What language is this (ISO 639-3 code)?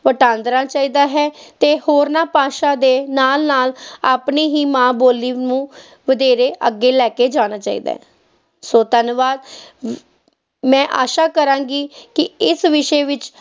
pan